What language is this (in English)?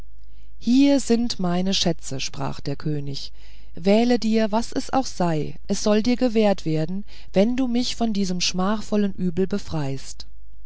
German